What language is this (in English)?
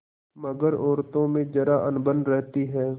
Hindi